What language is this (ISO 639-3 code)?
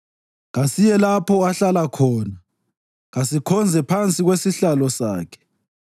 nde